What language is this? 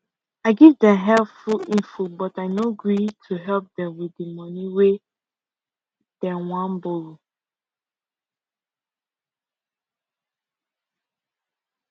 Nigerian Pidgin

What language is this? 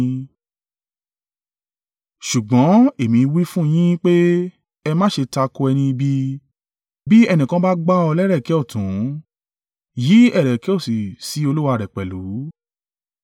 Yoruba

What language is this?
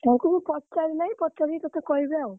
Odia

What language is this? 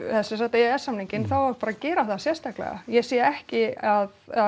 Icelandic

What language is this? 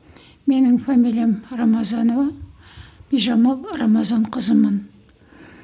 Kazakh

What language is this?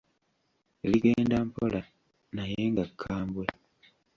Ganda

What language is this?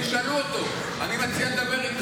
Hebrew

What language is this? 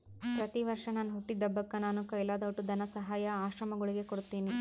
Kannada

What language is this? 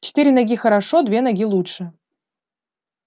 Russian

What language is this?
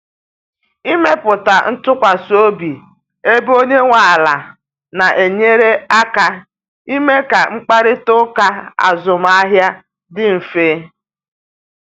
Igbo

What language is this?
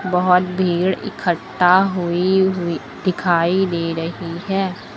Hindi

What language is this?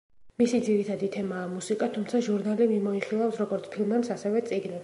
Georgian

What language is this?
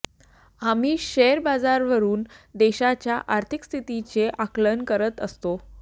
Marathi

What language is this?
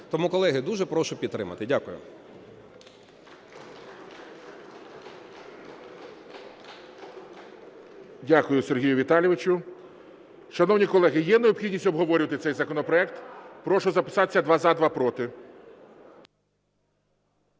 Ukrainian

